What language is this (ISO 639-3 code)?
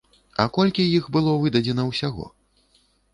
bel